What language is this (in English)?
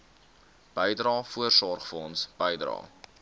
Afrikaans